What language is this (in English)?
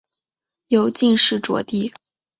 Chinese